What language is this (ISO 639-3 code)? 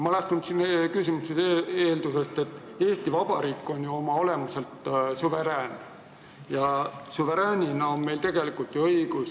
est